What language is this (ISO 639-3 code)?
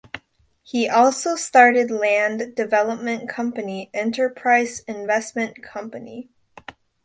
eng